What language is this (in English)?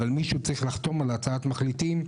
Hebrew